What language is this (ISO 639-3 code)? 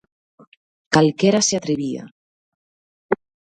glg